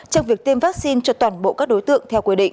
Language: Vietnamese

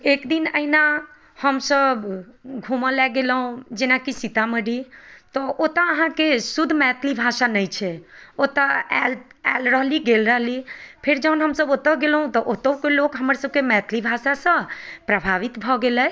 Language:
Maithili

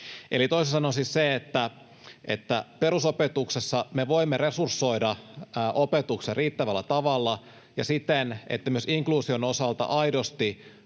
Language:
Finnish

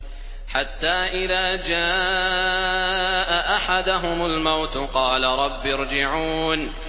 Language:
Arabic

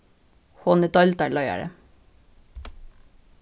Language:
Faroese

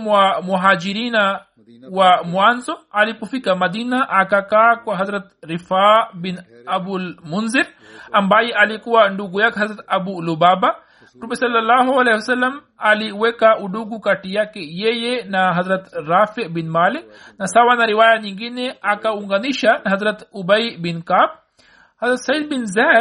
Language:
Swahili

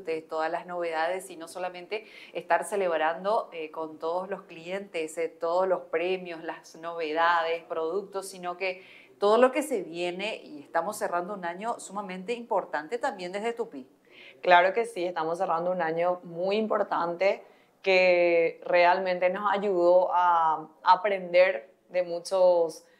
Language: Spanish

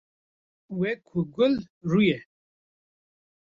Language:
Kurdish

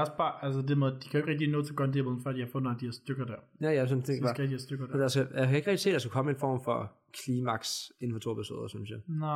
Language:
Danish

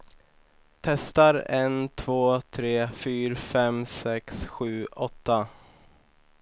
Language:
Swedish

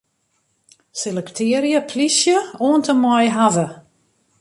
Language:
Western Frisian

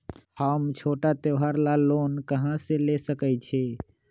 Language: Magahi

